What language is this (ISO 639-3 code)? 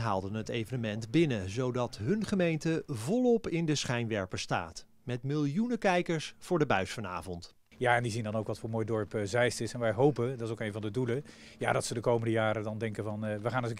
nld